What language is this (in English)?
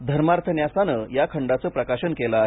Marathi